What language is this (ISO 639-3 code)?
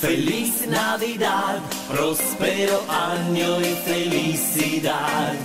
ron